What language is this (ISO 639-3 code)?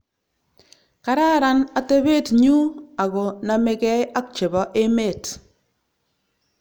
kln